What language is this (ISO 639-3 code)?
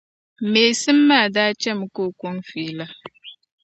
dag